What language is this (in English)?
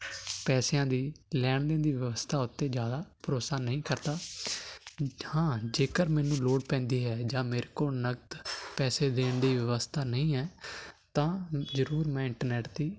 Punjabi